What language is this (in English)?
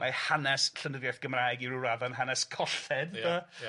Welsh